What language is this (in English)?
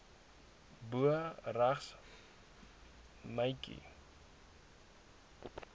Afrikaans